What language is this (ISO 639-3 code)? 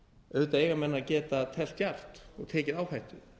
isl